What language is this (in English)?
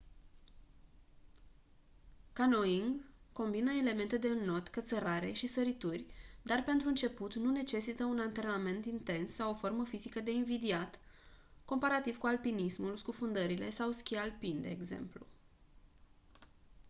Romanian